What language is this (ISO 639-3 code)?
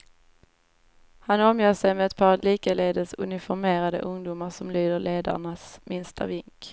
swe